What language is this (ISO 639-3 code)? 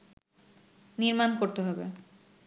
ben